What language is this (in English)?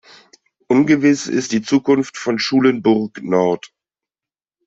German